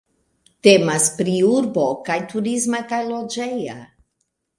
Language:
Esperanto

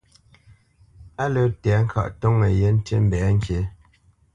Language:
Bamenyam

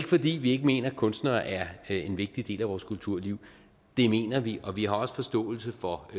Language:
Danish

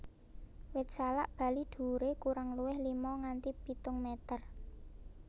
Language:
Javanese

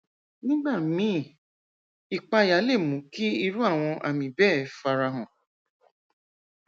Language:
Yoruba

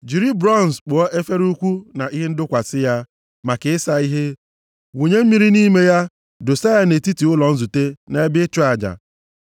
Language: Igbo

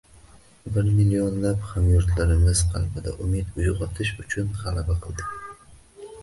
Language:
Uzbek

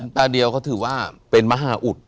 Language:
Thai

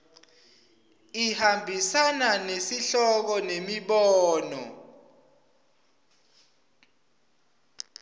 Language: Swati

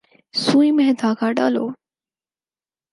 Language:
Urdu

